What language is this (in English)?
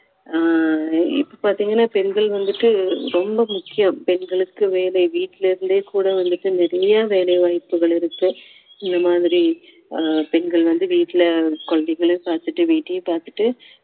Tamil